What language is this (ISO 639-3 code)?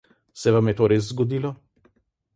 slv